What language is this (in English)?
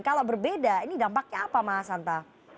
Indonesian